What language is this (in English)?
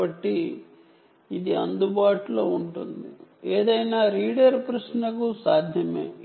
Telugu